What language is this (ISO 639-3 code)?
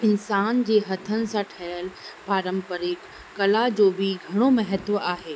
snd